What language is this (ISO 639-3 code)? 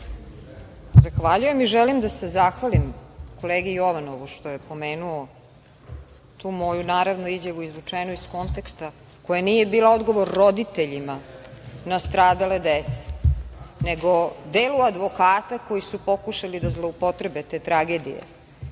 srp